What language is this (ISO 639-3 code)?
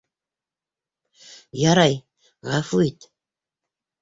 bak